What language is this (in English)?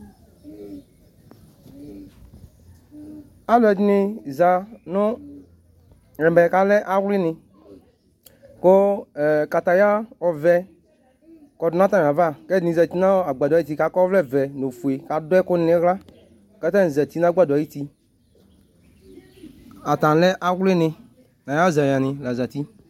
Ikposo